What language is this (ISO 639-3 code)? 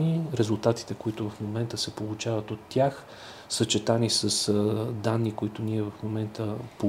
bul